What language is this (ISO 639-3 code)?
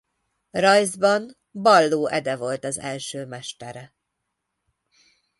hun